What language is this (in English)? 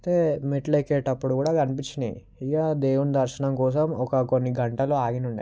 Telugu